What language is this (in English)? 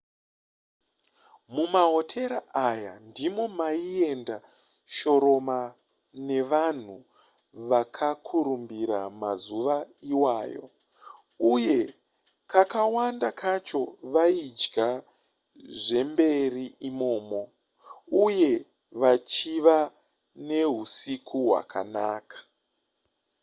Shona